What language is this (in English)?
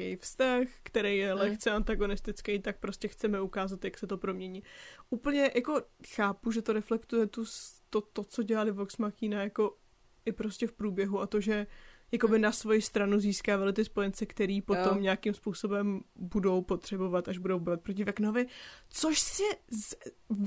Czech